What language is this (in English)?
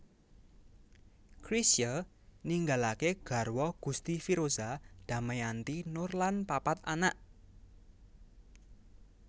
Javanese